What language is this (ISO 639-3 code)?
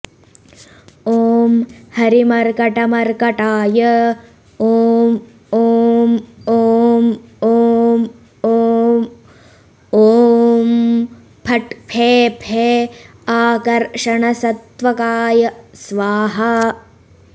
san